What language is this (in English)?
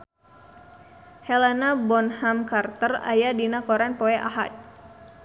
Sundanese